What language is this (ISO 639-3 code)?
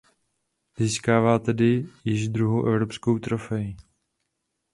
ces